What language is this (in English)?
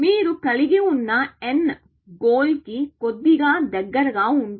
Telugu